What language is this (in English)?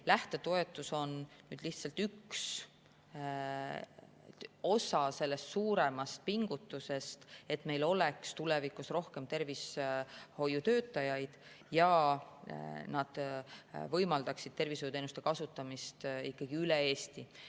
Estonian